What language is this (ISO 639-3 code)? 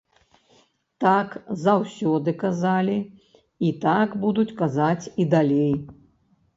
bel